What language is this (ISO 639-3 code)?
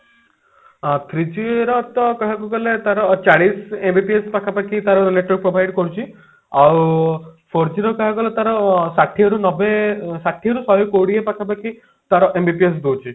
ori